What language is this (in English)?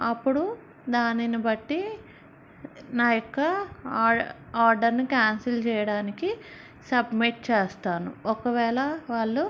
Telugu